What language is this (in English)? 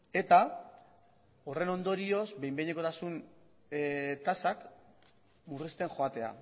Basque